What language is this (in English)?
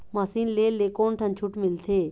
Chhattisgarhi